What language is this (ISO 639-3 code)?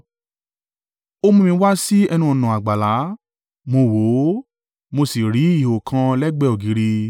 yor